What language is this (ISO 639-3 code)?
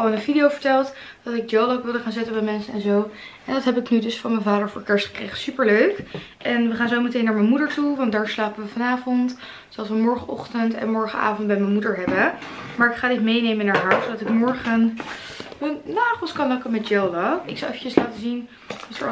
nld